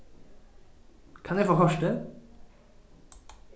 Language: Faroese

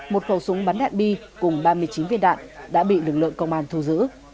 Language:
Vietnamese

